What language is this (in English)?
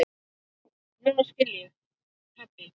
Icelandic